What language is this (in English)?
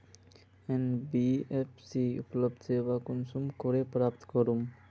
Magahi